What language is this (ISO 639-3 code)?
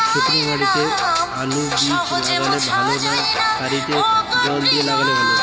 ben